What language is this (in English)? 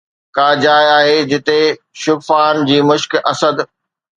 Sindhi